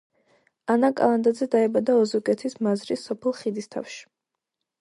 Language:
Georgian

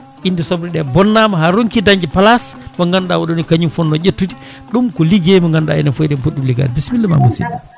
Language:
Fula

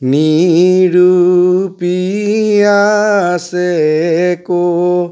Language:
Assamese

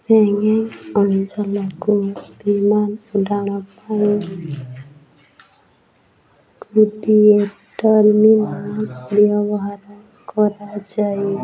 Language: Odia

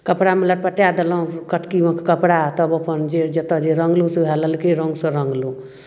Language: Maithili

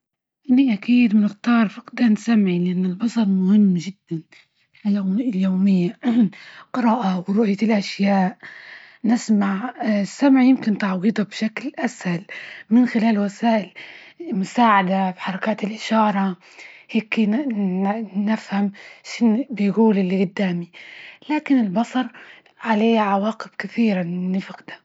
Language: Libyan Arabic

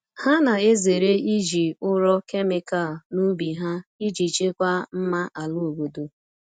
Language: Igbo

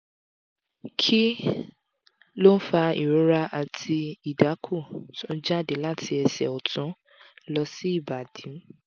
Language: Yoruba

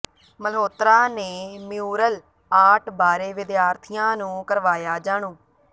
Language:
Punjabi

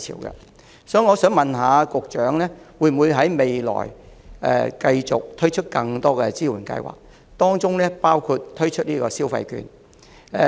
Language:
Cantonese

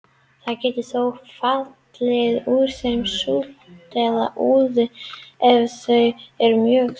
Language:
Icelandic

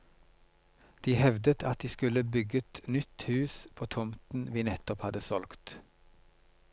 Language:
Norwegian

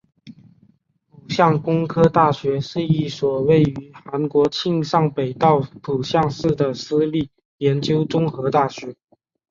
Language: Chinese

